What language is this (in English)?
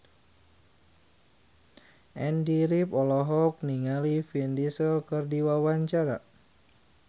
Sundanese